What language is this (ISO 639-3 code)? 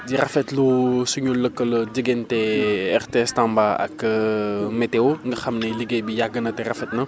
wol